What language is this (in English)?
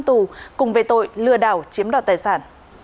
Vietnamese